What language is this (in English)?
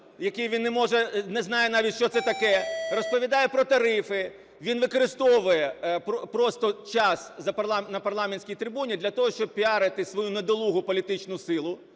Ukrainian